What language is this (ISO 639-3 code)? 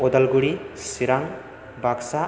brx